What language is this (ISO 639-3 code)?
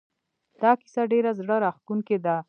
pus